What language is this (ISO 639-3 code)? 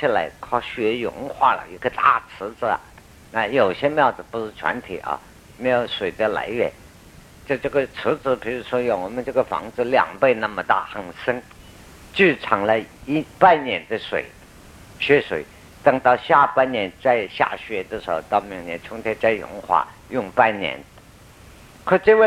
zho